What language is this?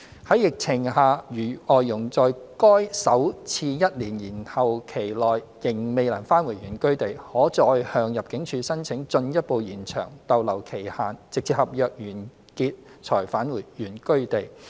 Cantonese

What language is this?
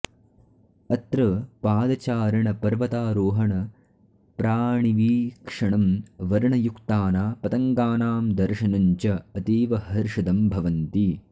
Sanskrit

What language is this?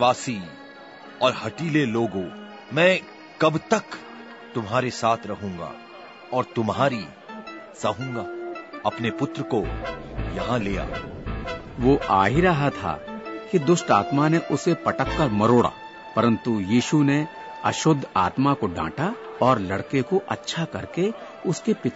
Hindi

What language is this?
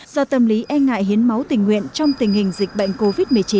Vietnamese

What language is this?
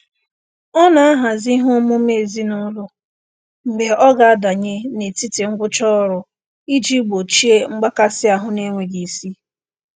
Igbo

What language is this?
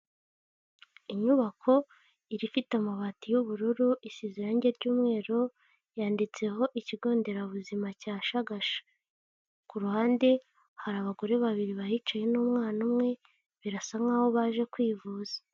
Kinyarwanda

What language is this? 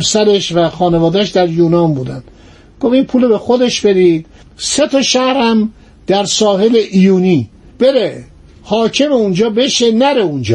Persian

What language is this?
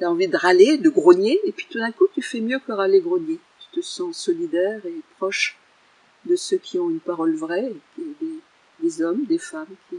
French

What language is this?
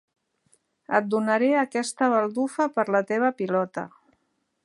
Catalan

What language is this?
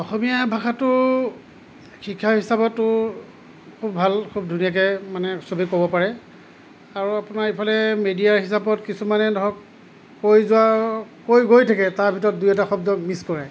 Assamese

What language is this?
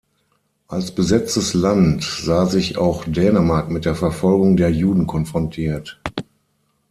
German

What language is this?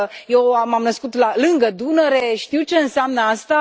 Romanian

